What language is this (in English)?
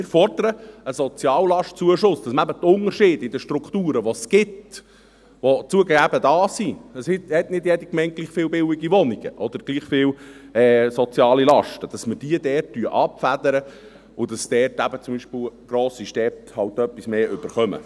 Swiss German